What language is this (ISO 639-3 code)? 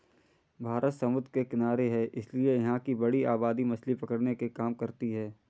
hin